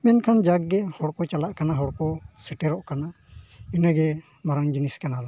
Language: Santali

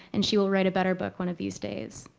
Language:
English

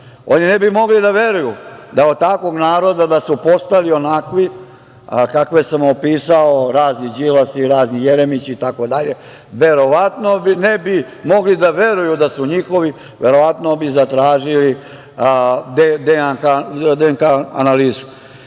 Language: Serbian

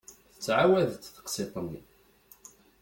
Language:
Kabyle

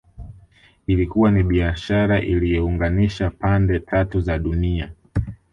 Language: Swahili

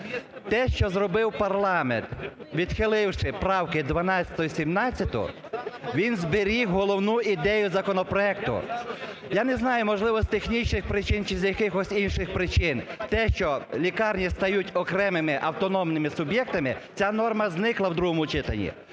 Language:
Ukrainian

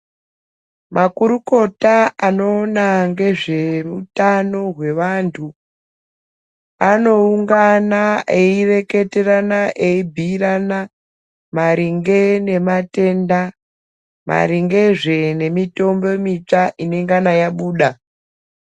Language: Ndau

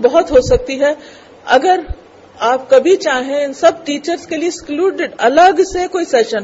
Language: Urdu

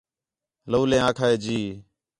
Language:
Khetrani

